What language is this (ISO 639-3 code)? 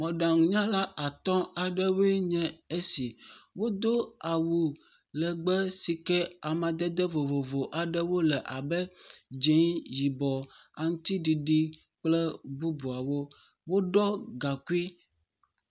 ewe